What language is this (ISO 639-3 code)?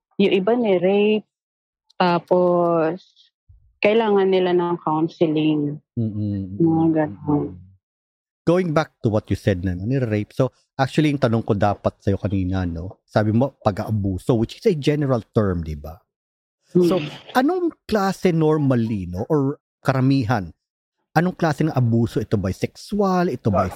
fil